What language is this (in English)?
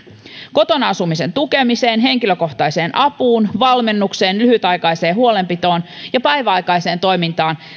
Finnish